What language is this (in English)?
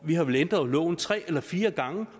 Danish